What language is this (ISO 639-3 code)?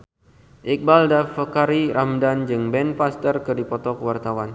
sun